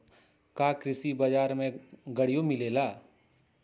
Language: Magahi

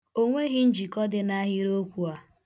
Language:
Igbo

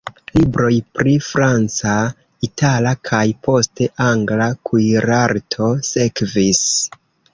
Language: Esperanto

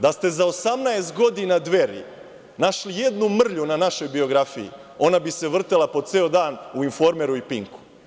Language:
Serbian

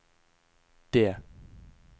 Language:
Norwegian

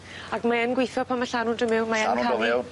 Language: Welsh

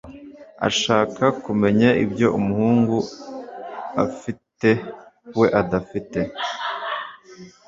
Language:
Kinyarwanda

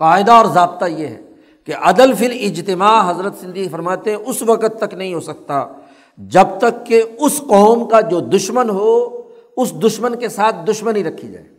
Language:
Urdu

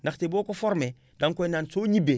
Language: Wolof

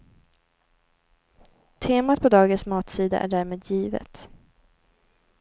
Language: Swedish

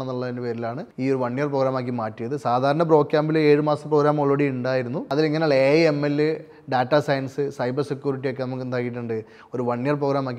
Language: Malayalam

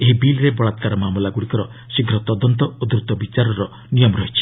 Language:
Odia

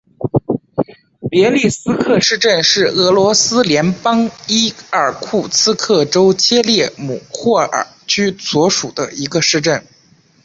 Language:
Chinese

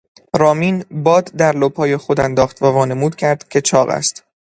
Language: Persian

